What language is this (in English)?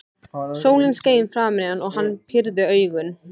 Icelandic